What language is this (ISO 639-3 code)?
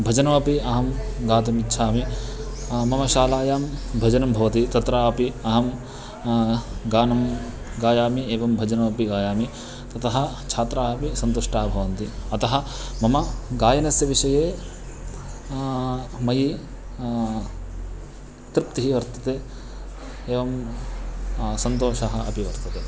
san